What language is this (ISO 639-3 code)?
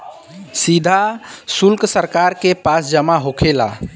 bho